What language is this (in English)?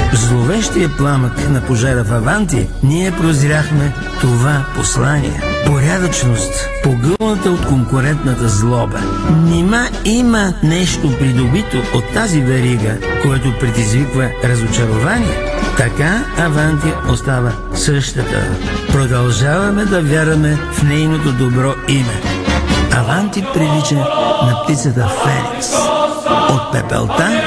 Bulgarian